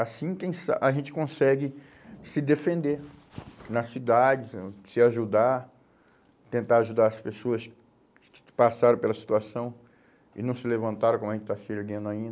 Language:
Portuguese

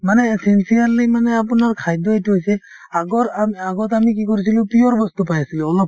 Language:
Assamese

